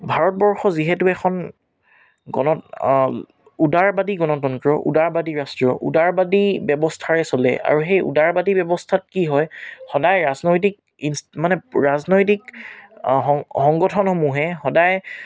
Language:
Assamese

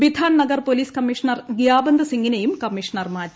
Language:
Malayalam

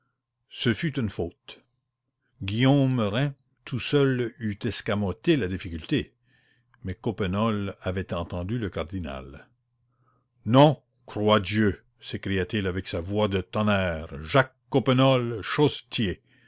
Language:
French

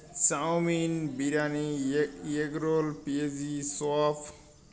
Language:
Bangla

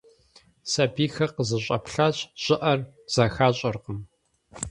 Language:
Kabardian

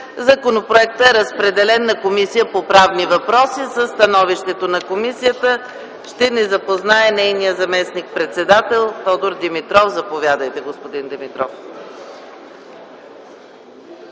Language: Bulgarian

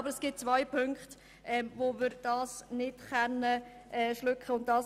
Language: Swiss German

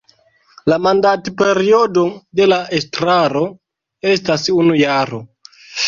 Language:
Esperanto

